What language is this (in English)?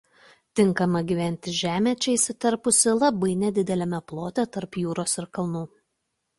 Lithuanian